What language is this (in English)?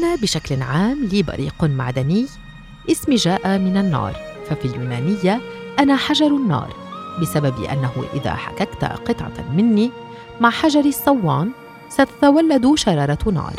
Arabic